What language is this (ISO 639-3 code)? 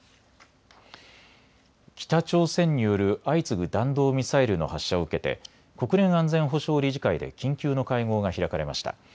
jpn